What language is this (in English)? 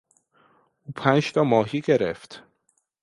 Persian